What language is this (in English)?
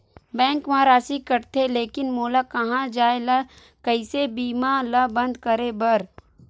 Chhattisgarhi